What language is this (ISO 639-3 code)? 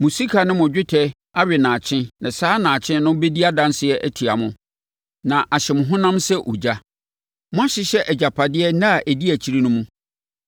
aka